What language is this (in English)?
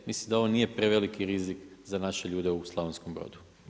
Croatian